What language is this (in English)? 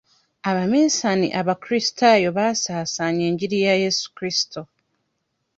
Ganda